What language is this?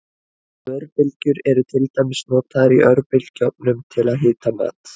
Icelandic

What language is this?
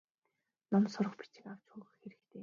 Mongolian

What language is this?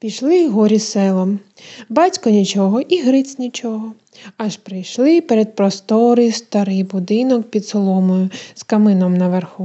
Ukrainian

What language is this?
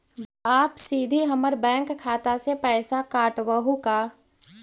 Magahi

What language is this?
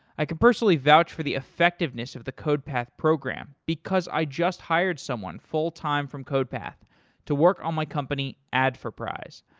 English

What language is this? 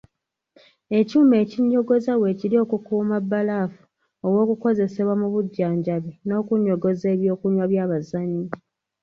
Ganda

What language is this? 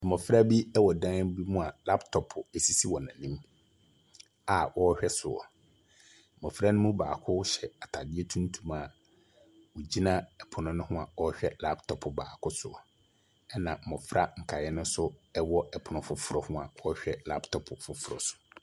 Akan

